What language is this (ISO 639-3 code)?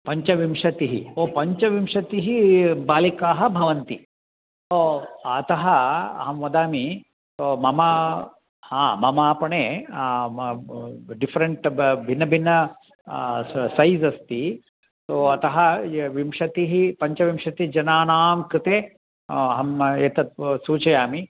san